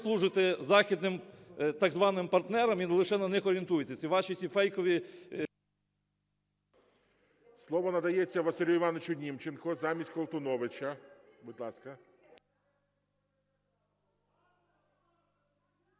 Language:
Ukrainian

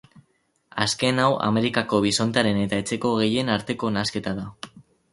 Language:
Basque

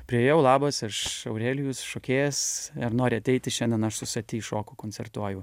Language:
Lithuanian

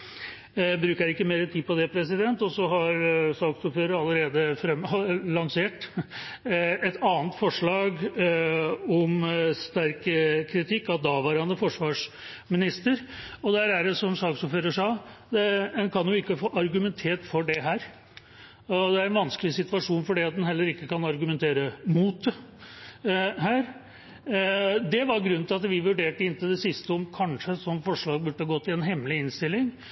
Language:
Norwegian Bokmål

